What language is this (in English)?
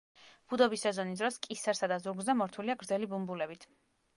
Georgian